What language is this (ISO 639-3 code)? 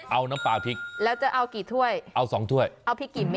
tha